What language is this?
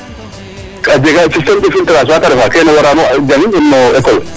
Serer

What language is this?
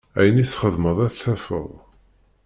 Kabyle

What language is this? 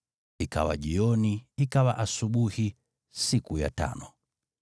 Swahili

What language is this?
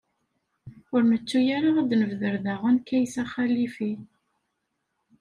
Kabyle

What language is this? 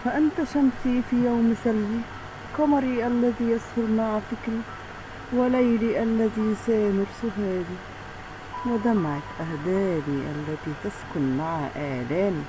Arabic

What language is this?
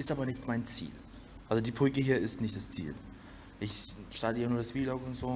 German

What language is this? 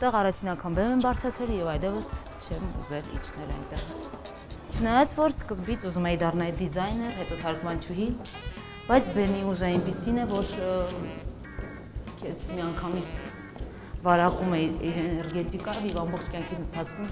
Romanian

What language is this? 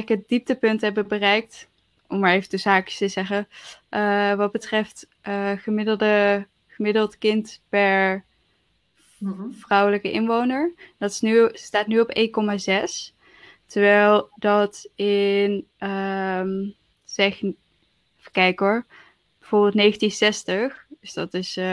Dutch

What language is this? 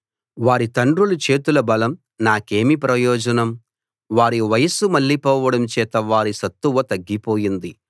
Telugu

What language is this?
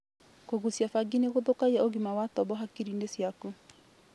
Kikuyu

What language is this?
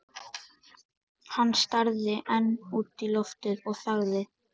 Icelandic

